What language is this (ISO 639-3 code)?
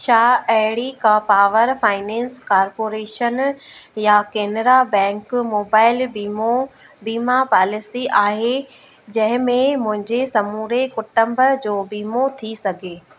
snd